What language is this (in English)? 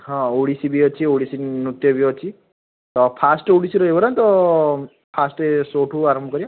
Odia